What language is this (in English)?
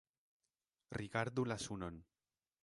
Esperanto